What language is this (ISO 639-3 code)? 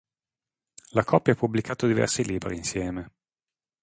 ita